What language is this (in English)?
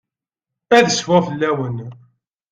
Kabyle